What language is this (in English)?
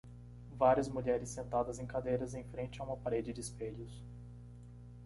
Portuguese